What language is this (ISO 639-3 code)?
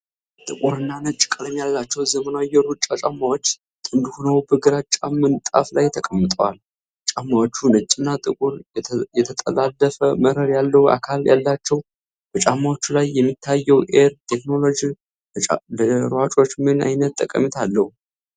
amh